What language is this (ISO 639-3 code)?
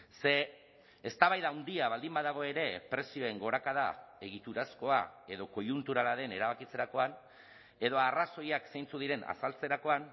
eus